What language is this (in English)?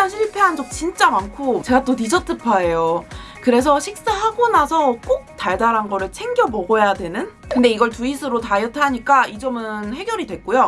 Korean